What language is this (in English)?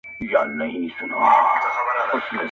Pashto